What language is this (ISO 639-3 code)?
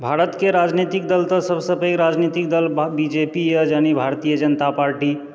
mai